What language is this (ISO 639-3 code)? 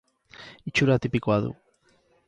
eus